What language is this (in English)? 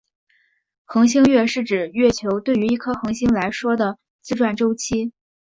Chinese